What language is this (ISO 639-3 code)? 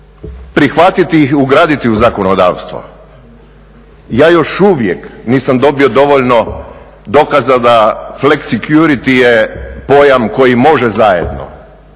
hrv